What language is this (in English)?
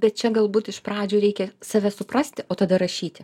Lithuanian